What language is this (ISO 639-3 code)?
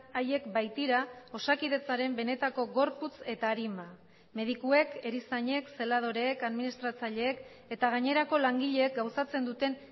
eus